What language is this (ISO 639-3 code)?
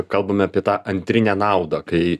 lit